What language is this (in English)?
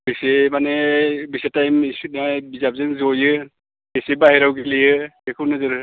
Bodo